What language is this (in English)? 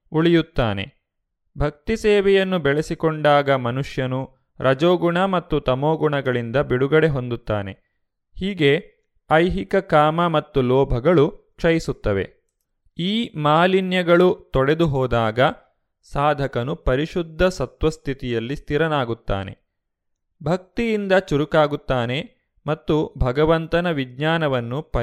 Kannada